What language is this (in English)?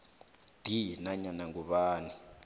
South Ndebele